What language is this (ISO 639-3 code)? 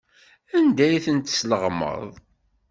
kab